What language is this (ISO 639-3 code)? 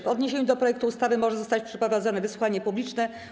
pol